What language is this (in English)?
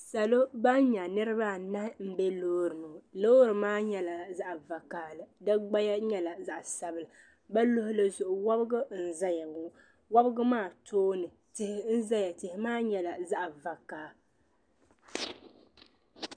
Dagbani